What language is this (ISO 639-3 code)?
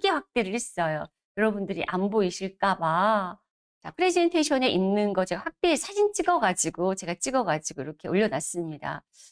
kor